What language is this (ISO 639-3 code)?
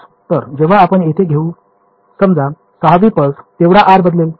mar